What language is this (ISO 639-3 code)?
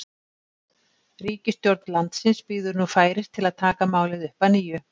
isl